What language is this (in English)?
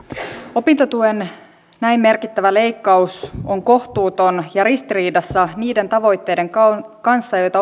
Finnish